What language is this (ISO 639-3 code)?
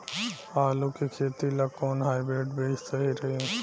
bho